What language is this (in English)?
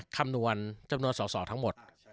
Thai